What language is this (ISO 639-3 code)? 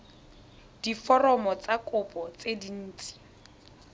tsn